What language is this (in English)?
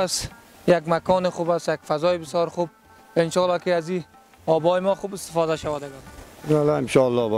Persian